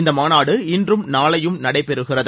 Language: Tamil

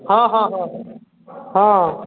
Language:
Maithili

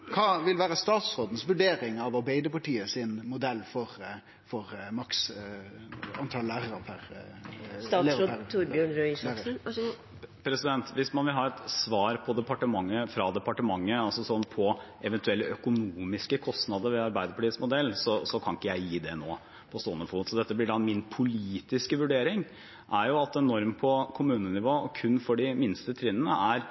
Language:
Norwegian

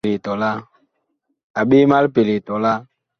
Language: Bakoko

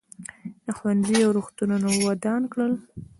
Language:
Pashto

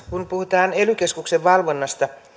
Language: Finnish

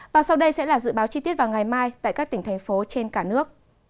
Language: Vietnamese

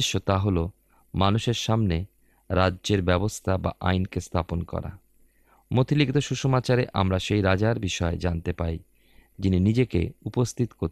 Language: Bangla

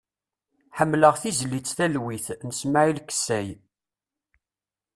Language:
Kabyle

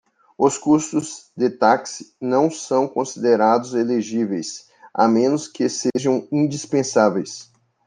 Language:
Portuguese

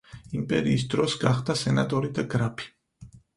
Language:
Georgian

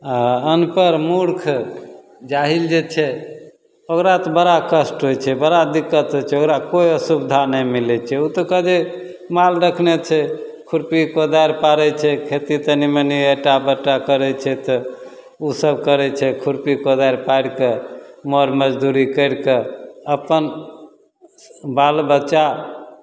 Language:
Maithili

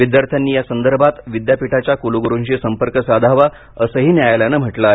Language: Marathi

